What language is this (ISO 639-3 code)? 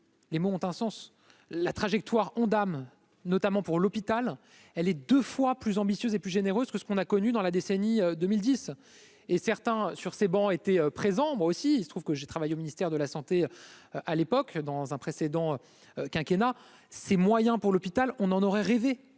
fra